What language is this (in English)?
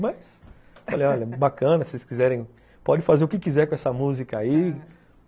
Portuguese